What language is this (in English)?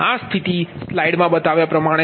Gujarati